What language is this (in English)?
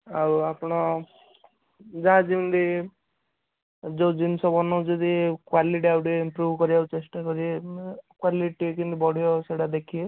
Odia